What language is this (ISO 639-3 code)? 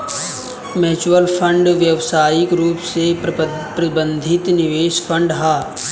bho